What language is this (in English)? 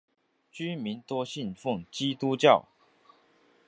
Chinese